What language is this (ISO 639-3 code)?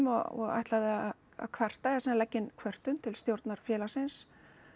isl